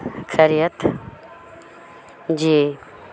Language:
Urdu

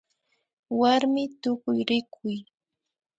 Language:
Imbabura Highland Quichua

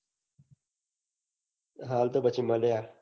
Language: Gujarati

